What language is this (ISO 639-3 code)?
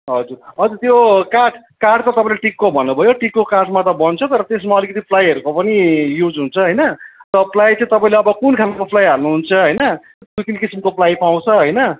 nep